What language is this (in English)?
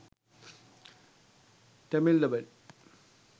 Sinhala